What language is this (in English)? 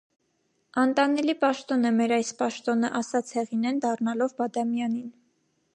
Armenian